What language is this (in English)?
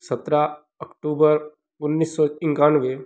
Hindi